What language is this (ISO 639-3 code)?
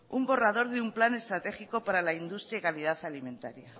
spa